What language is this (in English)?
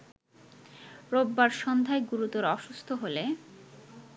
Bangla